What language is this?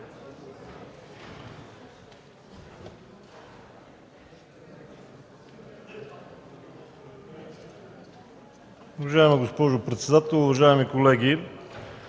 Bulgarian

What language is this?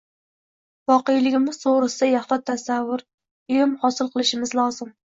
Uzbek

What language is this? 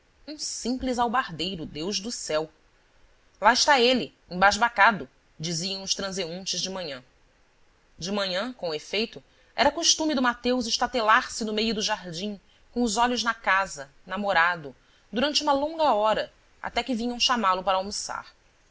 Portuguese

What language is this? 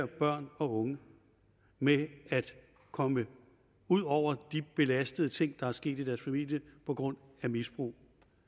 Danish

